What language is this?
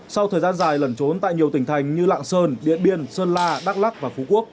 Vietnamese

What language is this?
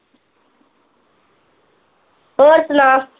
Punjabi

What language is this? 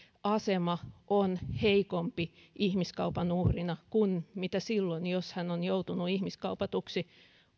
Finnish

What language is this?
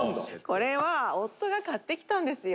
Japanese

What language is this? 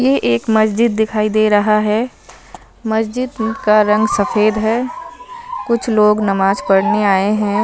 Hindi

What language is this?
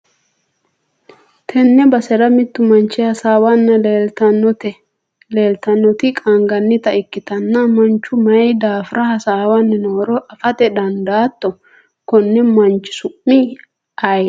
Sidamo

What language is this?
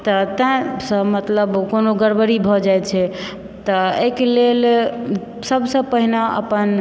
Maithili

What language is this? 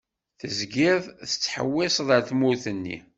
Kabyle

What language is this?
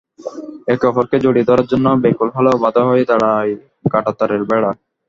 Bangla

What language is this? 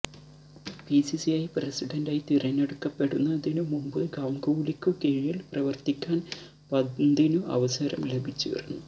Malayalam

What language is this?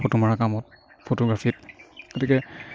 Assamese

